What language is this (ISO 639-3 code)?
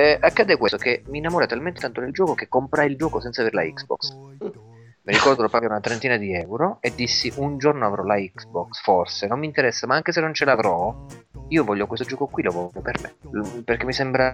ita